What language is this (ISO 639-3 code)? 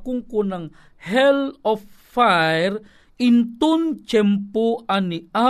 fil